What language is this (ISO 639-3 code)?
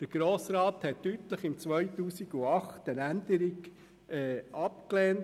gsw